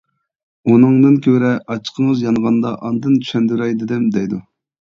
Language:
Uyghur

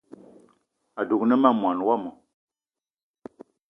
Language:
Eton (Cameroon)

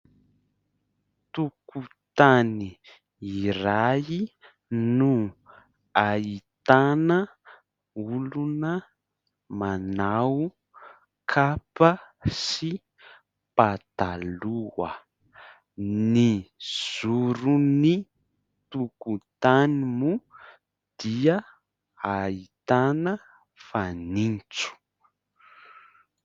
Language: Malagasy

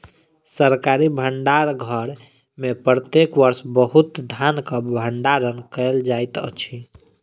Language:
Maithili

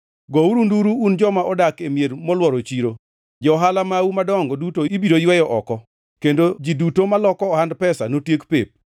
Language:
Luo (Kenya and Tanzania)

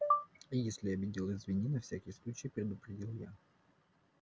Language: Russian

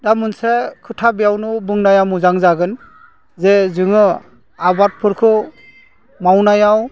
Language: Bodo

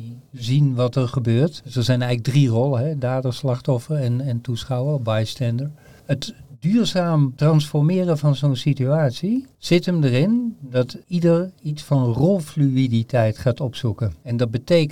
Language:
Dutch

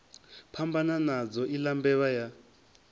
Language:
Venda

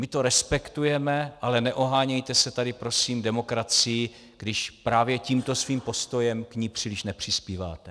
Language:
Czech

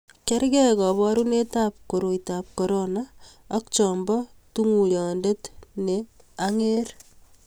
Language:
Kalenjin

